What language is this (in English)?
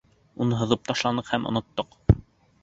Bashkir